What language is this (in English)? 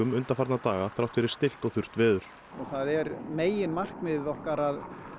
Icelandic